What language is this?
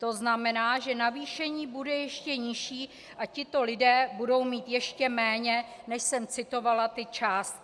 Czech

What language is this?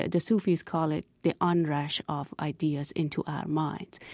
English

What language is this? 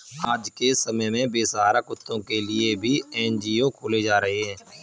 Hindi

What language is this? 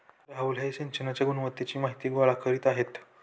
Marathi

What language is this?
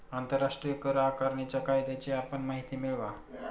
Marathi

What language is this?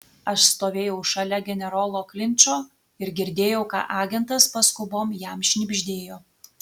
Lithuanian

